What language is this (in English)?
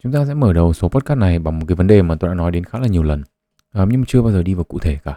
Vietnamese